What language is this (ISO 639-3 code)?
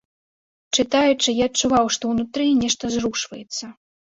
bel